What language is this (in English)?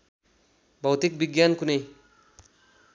Nepali